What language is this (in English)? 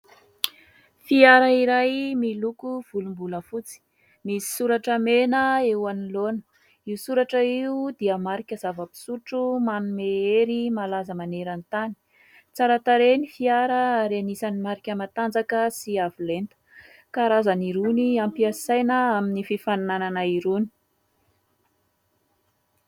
Malagasy